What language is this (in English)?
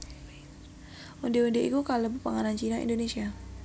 Javanese